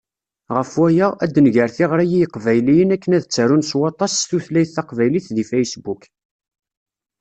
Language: Kabyle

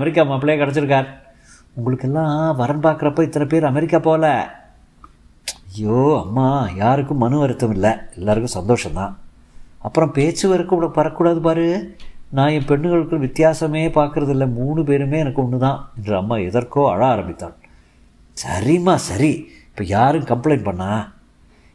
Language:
Tamil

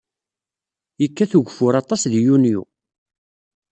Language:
Kabyle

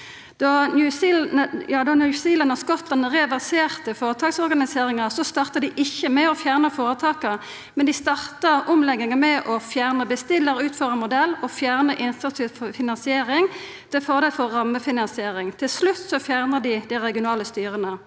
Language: Norwegian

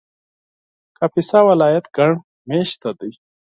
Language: Pashto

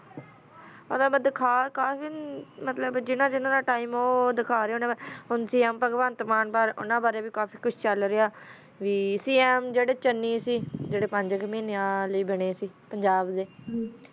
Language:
Punjabi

